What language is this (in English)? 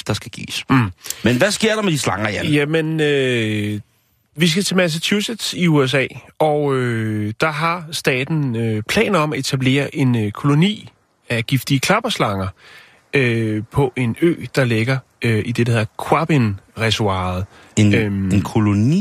Danish